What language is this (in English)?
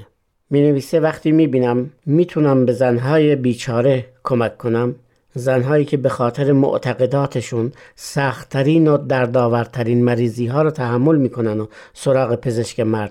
Persian